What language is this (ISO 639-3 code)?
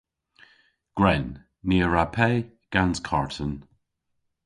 cor